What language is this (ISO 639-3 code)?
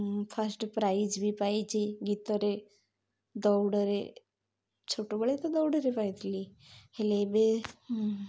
ori